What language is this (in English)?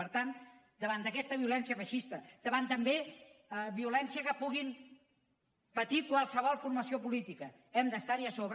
Catalan